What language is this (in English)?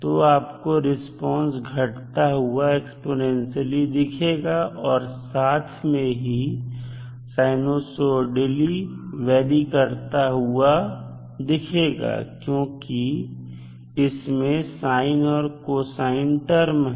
Hindi